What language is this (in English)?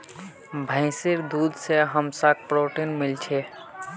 Magahi